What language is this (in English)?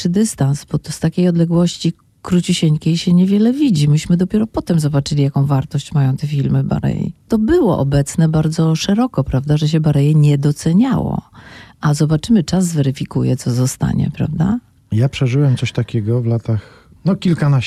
Polish